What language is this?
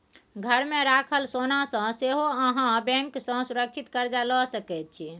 Maithili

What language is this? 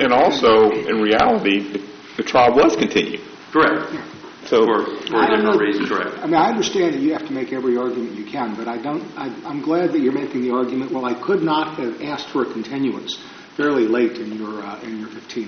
English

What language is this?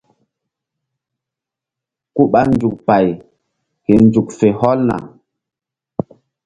Mbum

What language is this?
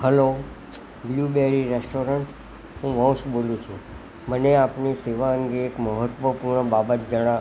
Gujarati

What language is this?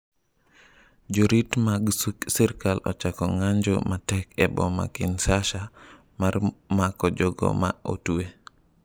Luo (Kenya and Tanzania)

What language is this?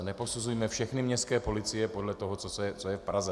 Czech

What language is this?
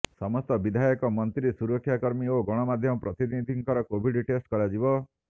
Odia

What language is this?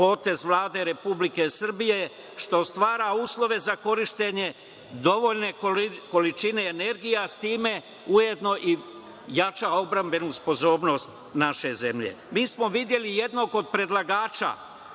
Serbian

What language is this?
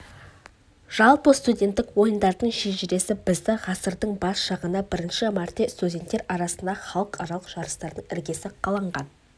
Kazakh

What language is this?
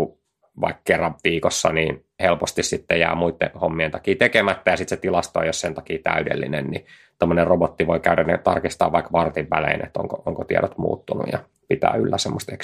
Finnish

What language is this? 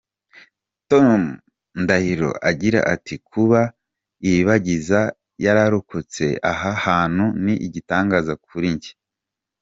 Kinyarwanda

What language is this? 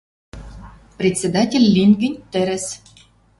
Western Mari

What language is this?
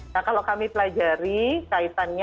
Indonesian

